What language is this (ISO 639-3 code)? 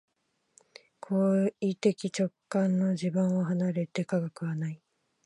jpn